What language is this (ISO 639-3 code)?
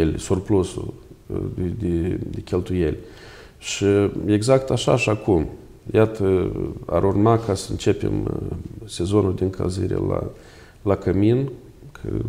ron